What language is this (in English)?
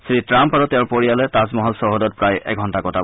Assamese